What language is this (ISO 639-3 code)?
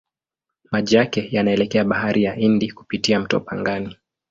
swa